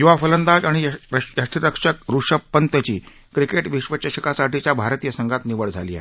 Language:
Marathi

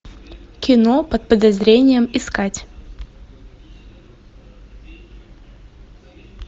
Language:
Russian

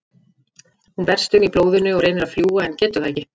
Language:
Icelandic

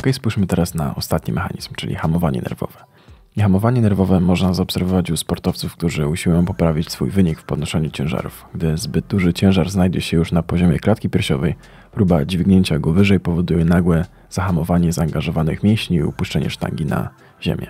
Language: Polish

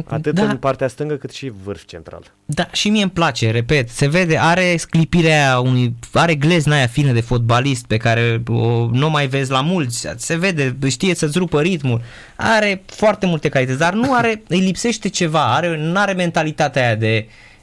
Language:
Romanian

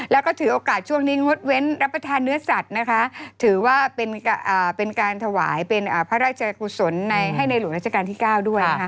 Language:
Thai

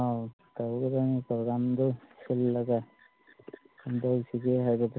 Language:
Manipuri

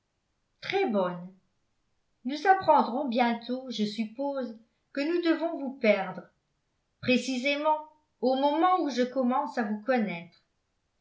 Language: French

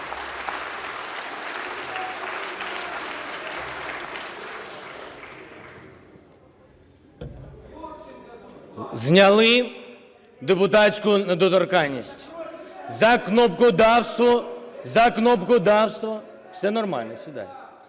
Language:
Ukrainian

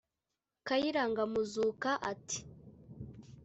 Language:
Kinyarwanda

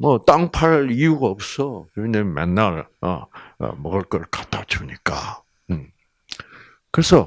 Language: Korean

